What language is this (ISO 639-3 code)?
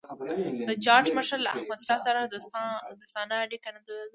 pus